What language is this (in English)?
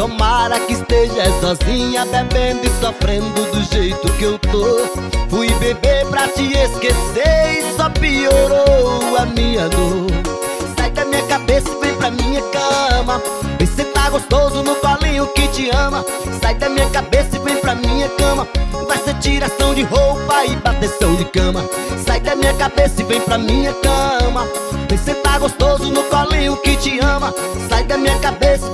Portuguese